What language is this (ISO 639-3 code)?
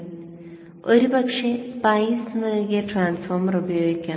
mal